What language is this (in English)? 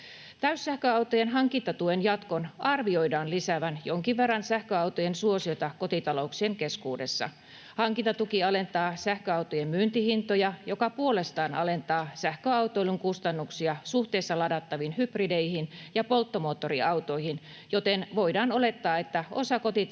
Finnish